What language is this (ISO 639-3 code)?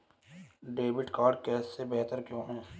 hin